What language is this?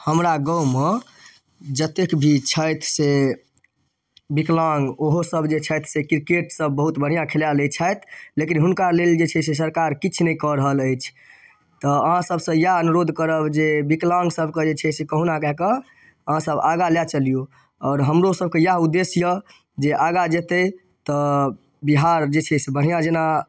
Maithili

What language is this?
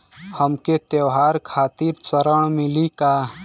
Bhojpuri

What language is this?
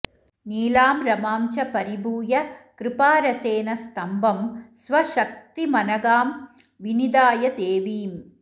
Sanskrit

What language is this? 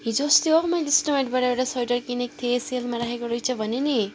Nepali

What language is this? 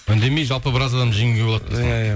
Kazakh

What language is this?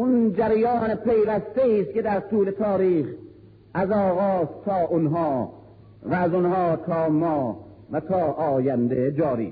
Persian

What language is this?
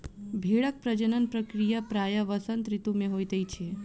Maithili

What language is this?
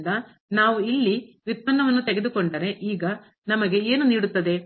Kannada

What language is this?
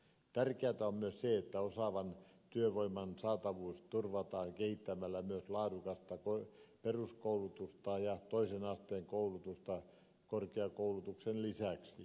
Finnish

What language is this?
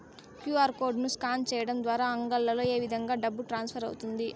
Telugu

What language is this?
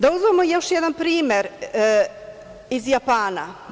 Serbian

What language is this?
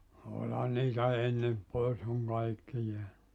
Finnish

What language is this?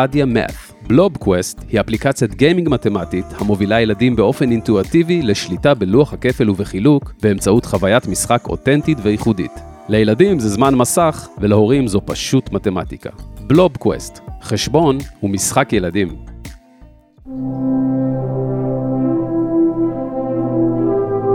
Hebrew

